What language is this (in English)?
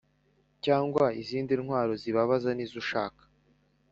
Kinyarwanda